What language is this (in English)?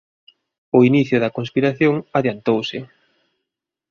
Galician